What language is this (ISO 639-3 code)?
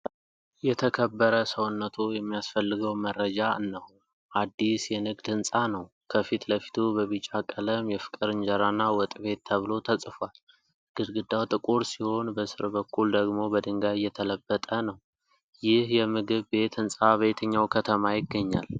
amh